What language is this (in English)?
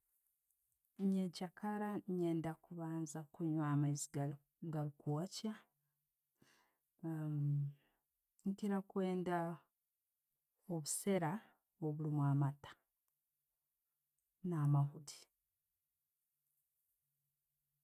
Tooro